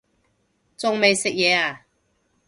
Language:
Cantonese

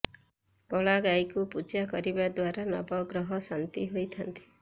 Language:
Odia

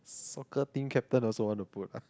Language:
English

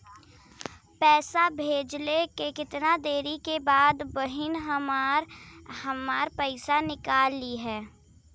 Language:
Bhojpuri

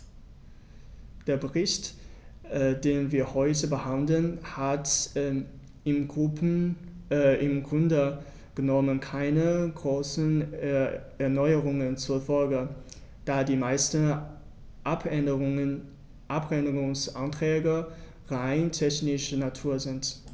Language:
German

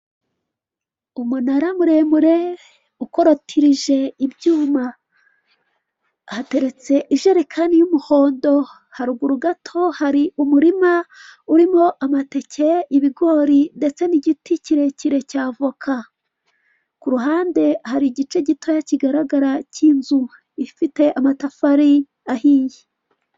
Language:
Kinyarwanda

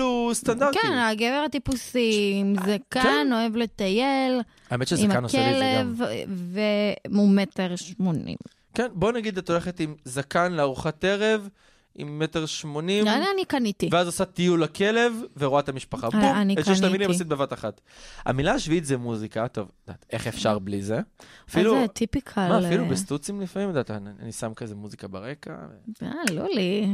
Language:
Hebrew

